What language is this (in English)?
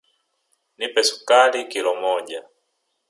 Swahili